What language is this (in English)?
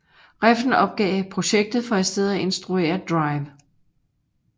Danish